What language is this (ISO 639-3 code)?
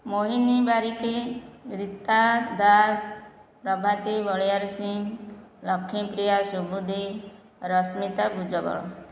ori